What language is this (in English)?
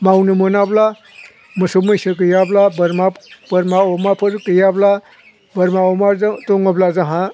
Bodo